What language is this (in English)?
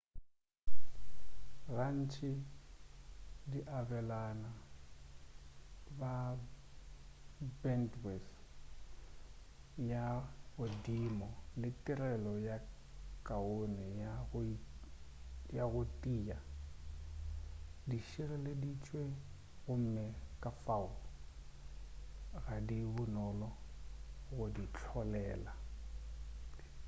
Northern Sotho